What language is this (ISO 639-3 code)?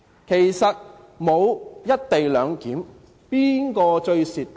yue